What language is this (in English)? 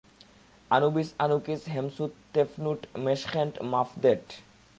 Bangla